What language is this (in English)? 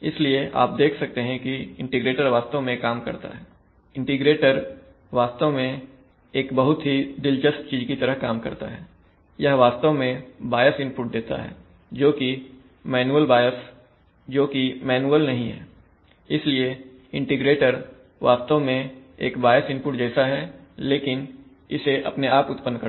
Hindi